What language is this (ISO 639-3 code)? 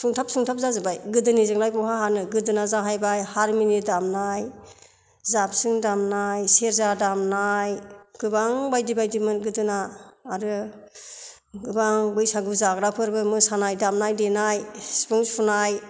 brx